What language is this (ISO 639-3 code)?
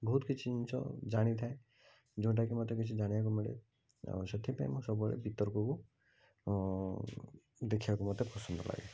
ori